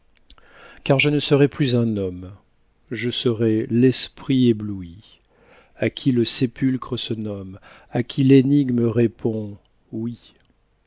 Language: French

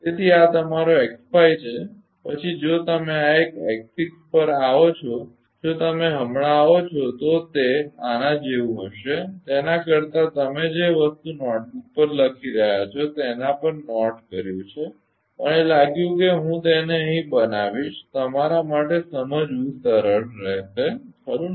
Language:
Gujarati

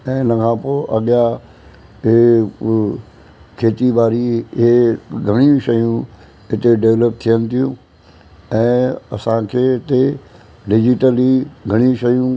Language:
Sindhi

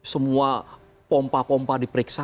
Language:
Indonesian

